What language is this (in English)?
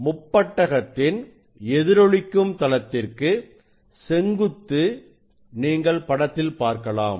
Tamil